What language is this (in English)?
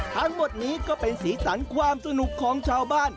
Thai